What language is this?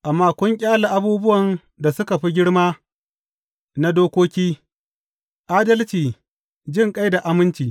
Hausa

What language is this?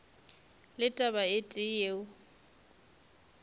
Northern Sotho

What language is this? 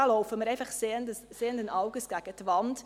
Swiss German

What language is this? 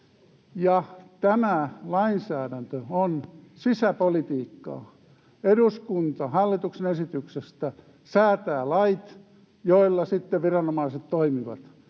Finnish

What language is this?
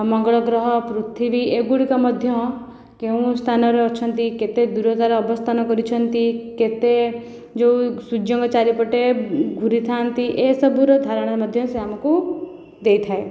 Odia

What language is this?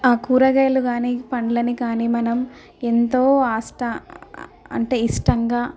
Telugu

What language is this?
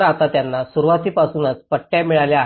Marathi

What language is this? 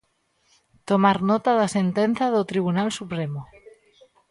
Galician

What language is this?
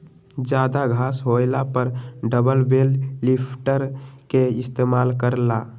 Magahi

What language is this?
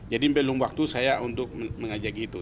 Indonesian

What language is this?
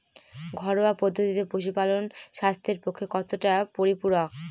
Bangla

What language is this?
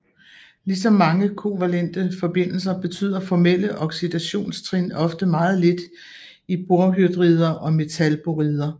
Danish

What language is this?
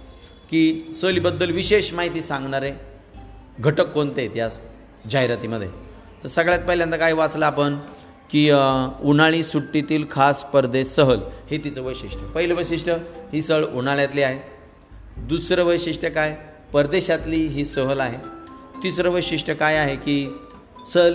Marathi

